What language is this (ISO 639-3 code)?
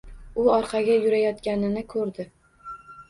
uzb